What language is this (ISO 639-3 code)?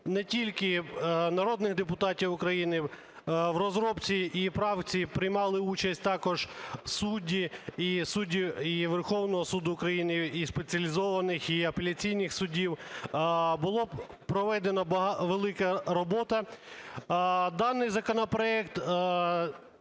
ukr